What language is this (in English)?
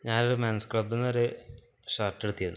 Malayalam